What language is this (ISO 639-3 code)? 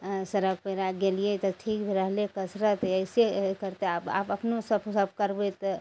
mai